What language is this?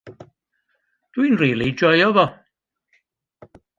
Welsh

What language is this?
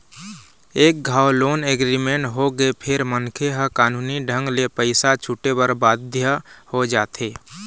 Chhattisgarhi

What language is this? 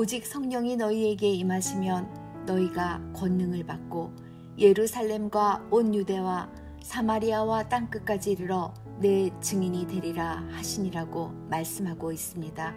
Korean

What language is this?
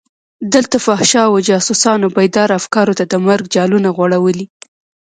Pashto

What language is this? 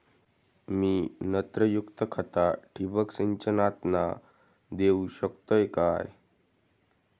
Marathi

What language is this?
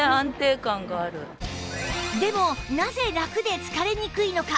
Japanese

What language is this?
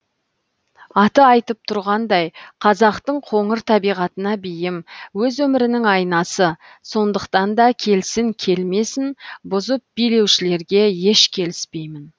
Kazakh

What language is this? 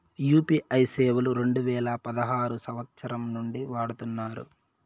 Telugu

